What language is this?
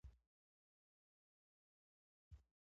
Pashto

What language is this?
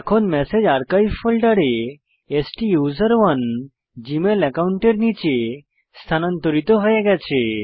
Bangla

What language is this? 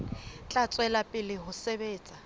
Southern Sotho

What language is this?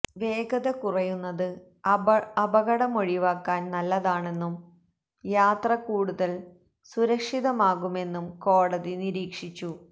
Malayalam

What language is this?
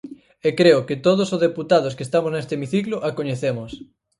Galician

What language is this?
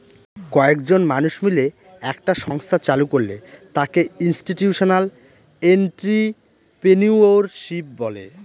Bangla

